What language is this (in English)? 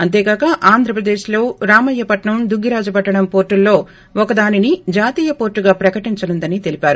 Telugu